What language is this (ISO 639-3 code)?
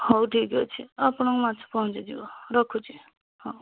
ori